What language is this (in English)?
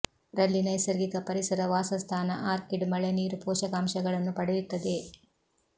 Kannada